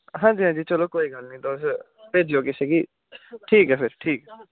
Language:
Dogri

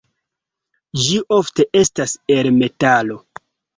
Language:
Esperanto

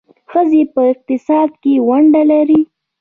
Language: Pashto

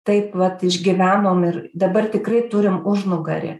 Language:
Lithuanian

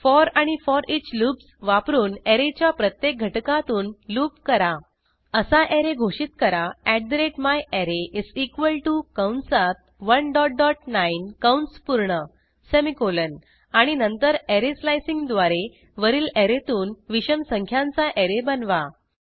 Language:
Marathi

